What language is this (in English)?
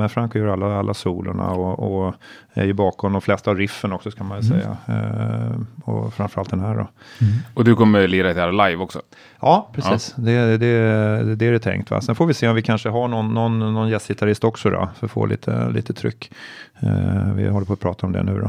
Swedish